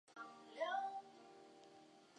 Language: Chinese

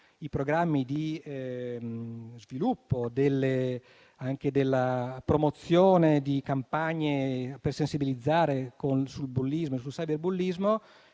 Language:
Italian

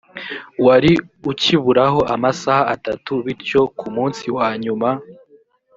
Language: Kinyarwanda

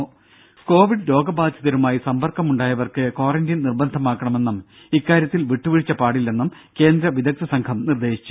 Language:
Malayalam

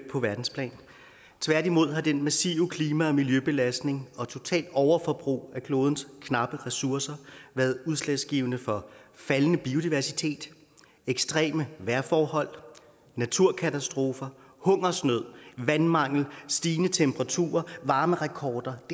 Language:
Danish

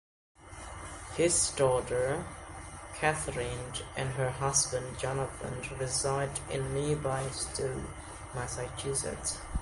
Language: English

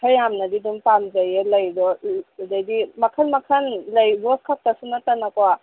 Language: Manipuri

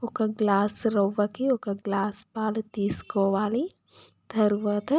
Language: Telugu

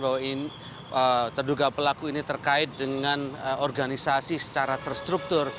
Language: Indonesian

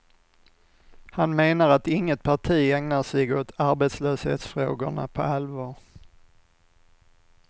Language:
Swedish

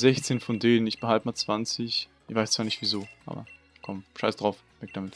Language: German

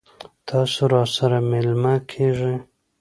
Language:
Pashto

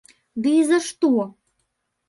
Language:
Belarusian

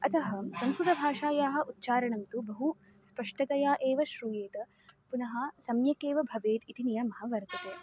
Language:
Sanskrit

